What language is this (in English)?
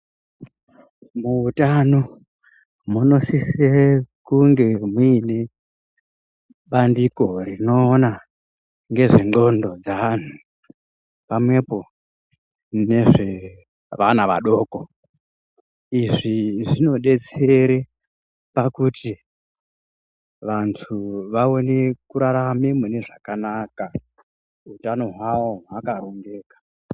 Ndau